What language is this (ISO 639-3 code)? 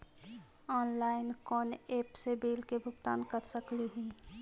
mag